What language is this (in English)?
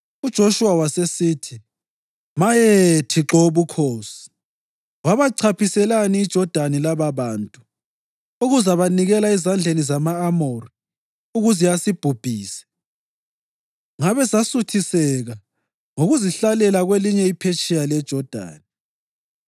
North Ndebele